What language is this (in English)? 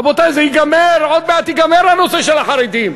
Hebrew